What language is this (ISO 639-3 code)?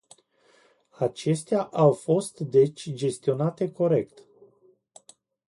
ron